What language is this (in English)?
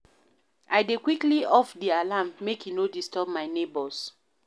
Nigerian Pidgin